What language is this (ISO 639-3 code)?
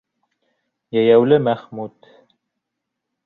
bak